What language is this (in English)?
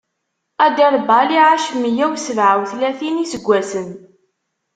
Kabyle